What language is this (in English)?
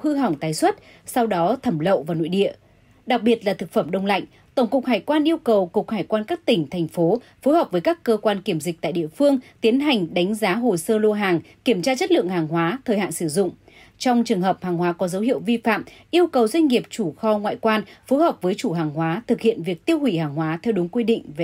Vietnamese